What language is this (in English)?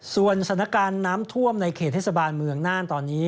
Thai